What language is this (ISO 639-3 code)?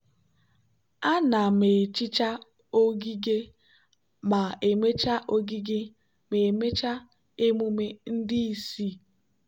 ibo